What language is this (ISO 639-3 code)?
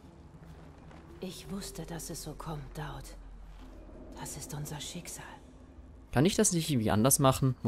deu